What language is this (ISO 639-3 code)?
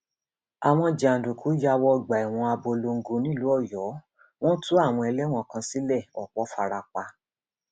yor